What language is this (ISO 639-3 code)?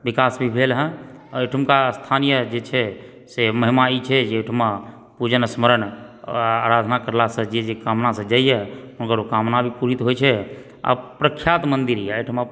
mai